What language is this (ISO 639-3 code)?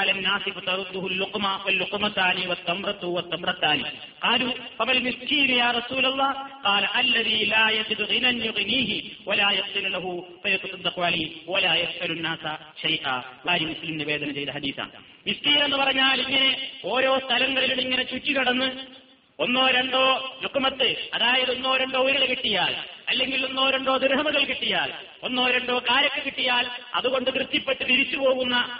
mal